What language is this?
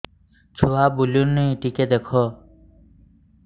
Odia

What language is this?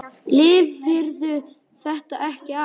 Icelandic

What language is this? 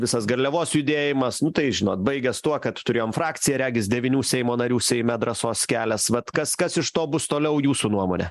Lithuanian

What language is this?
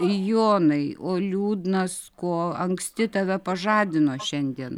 Lithuanian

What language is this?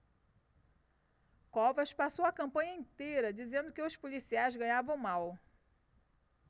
Portuguese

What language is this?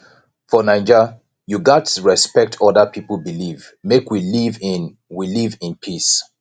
Nigerian Pidgin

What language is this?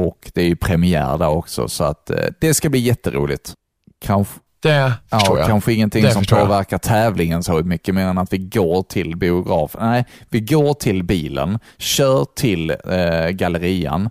Swedish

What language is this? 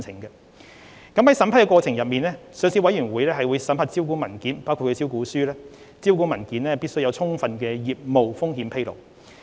Cantonese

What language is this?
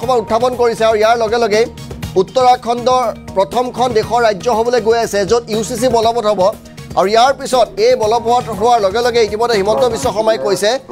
Hindi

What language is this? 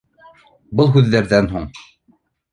Bashkir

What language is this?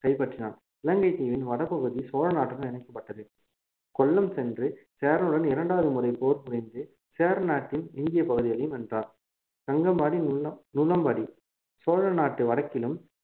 Tamil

